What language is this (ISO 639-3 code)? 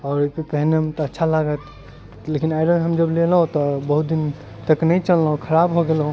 mai